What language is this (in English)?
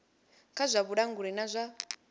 Venda